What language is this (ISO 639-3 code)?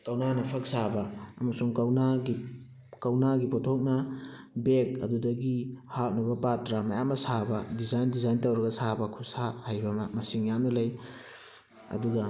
mni